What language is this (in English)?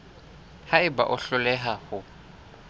Southern Sotho